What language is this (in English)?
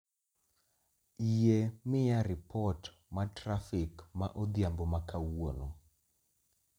Luo (Kenya and Tanzania)